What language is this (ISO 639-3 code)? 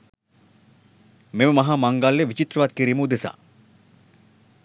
sin